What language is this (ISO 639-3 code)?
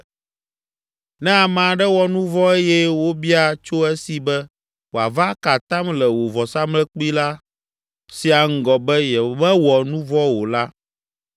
ewe